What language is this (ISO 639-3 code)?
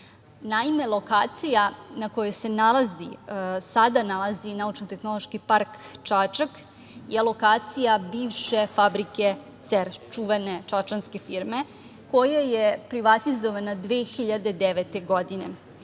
srp